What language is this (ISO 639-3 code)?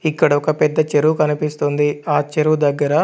tel